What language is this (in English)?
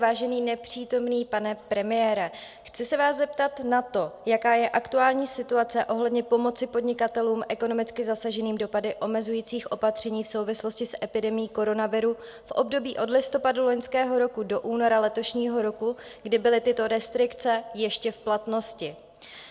Czech